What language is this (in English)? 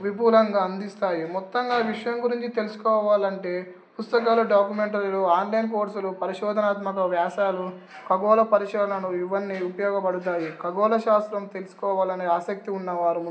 Telugu